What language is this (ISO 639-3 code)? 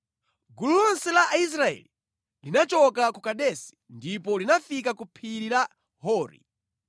nya